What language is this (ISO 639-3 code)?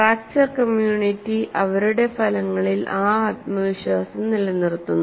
mal